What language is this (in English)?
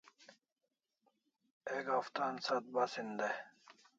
Kalasha